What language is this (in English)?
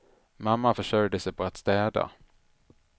Swedish